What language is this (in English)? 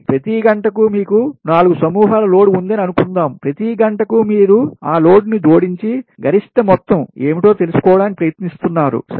Telugu